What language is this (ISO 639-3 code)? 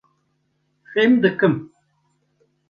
kur